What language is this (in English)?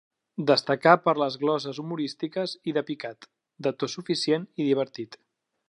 Catalan